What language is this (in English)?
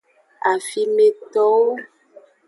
Aja (Benin)